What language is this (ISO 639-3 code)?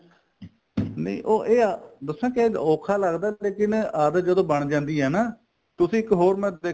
pan